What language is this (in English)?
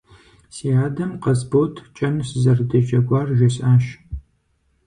Kabardian